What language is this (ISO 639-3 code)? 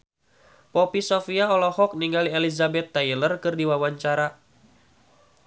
sun